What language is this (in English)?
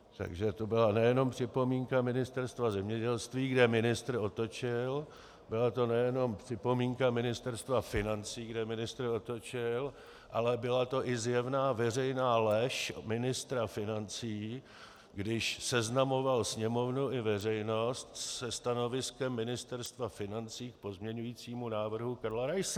Czech